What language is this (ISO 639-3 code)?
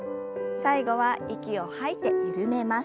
jpn